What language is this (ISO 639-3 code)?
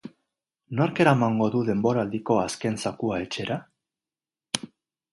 eus